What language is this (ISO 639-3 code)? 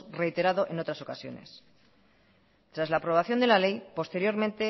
spa